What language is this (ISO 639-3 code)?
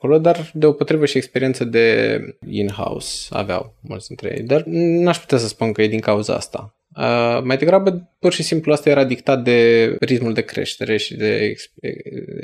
ron